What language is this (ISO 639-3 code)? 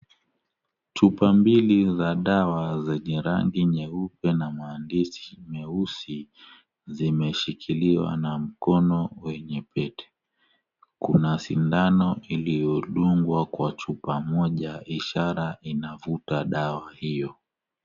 swa